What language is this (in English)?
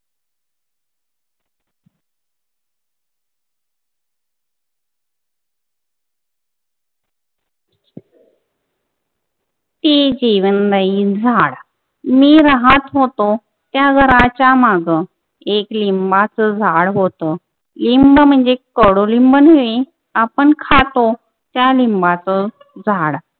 Marathi